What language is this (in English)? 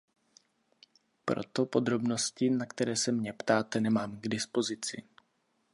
Czech